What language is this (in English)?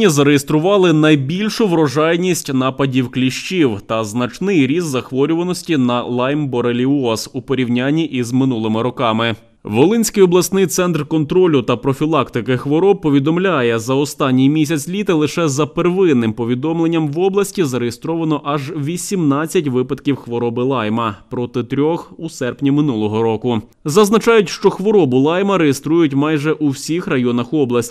Ukrainian